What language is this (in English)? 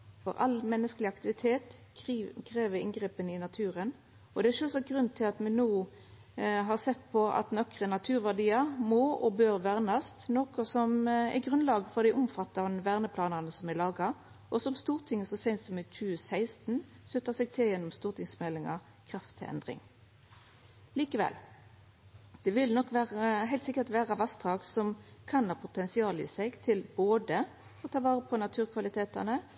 Norwegian Nynorsk